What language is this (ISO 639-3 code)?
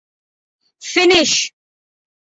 urd